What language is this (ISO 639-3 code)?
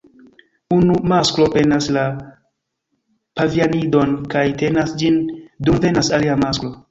epo